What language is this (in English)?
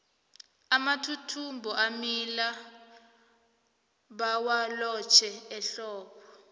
South Ndebele